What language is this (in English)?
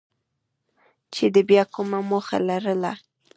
Pashto